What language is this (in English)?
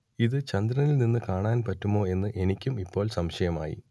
Malayalam